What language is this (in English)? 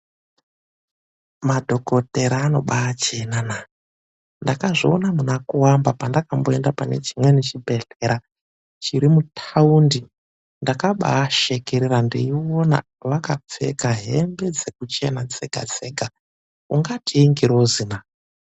Ndau